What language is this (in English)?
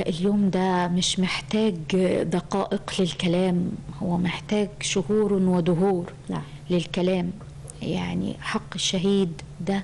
Arabic